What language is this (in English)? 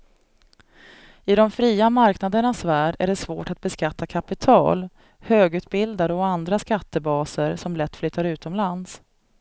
Swedish